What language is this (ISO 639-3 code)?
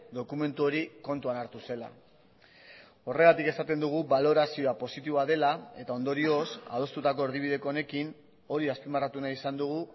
eus